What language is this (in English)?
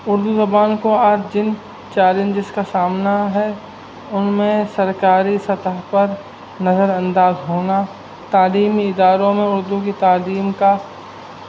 Urdu